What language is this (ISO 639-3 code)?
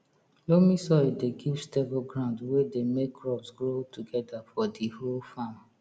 pcm